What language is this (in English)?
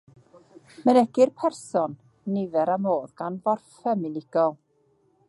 Welsh